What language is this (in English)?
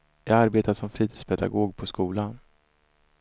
Swedish